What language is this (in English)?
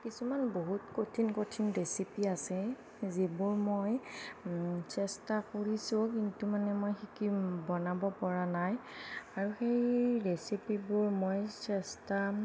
Assamese